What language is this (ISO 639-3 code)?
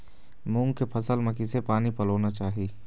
hne